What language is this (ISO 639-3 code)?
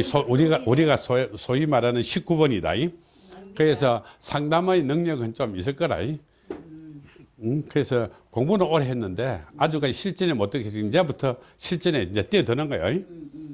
kor